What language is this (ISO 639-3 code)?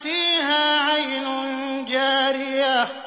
ara